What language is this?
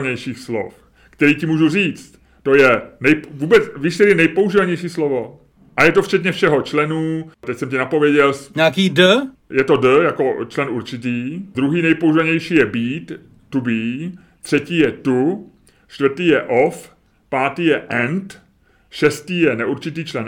Czech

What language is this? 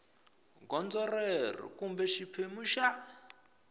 Tsonga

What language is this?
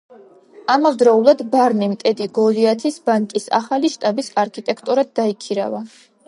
Georgian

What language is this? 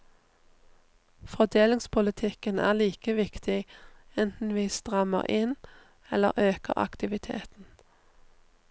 Norwegian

